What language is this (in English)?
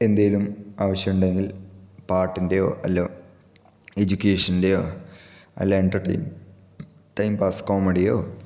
Malayalam